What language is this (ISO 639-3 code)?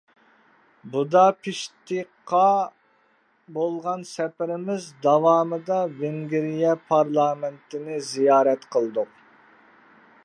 uig